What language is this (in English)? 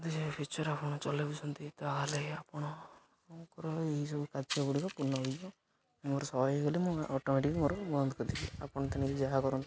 Odia